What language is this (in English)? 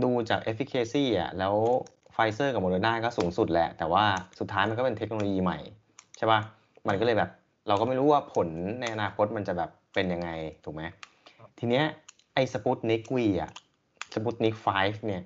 Thai